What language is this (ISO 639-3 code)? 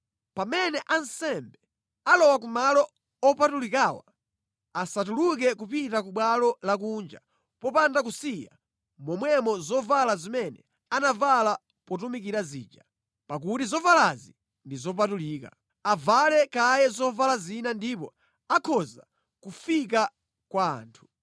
nya